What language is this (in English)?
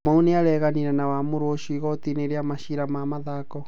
Kikuyu